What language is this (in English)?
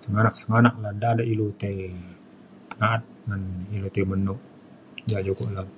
Mainstream Kenyah